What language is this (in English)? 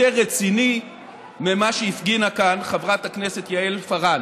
Hebrew